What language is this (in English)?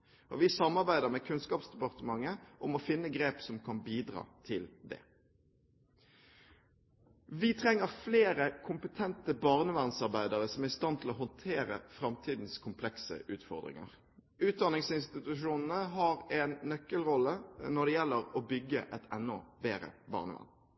Norwegian Bokmål